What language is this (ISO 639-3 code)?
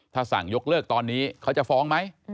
tha